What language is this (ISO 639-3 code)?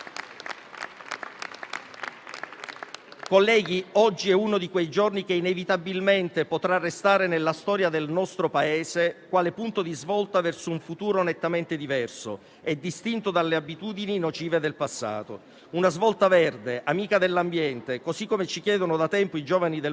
ita